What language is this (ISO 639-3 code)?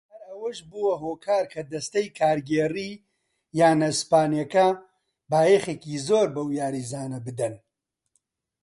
ckb